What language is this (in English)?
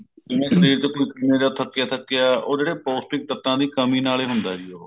Punjabi